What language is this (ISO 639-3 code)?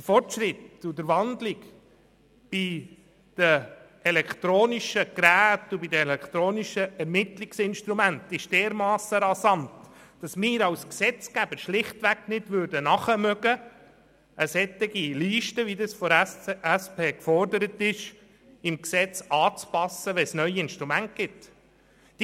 gsw